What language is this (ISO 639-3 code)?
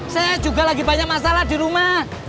ind